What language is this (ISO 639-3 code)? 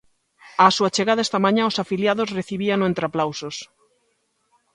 glg